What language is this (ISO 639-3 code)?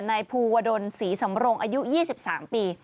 tha